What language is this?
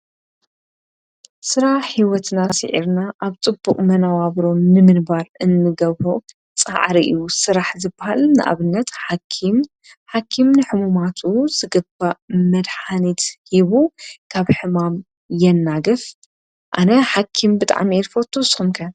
Tigrinya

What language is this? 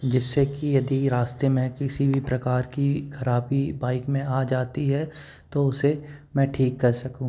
Hindi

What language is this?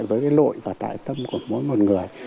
Vietnamese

